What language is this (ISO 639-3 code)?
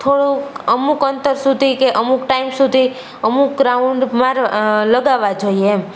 guj